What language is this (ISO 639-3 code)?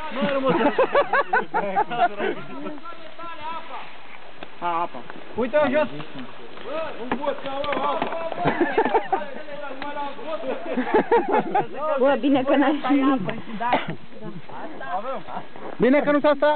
ron